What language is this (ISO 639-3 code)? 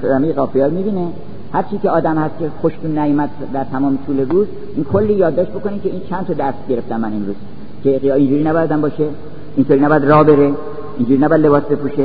fas